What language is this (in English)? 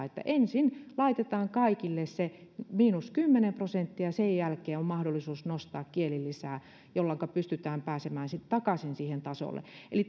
Finnish